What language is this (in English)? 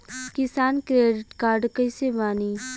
Bhojpuri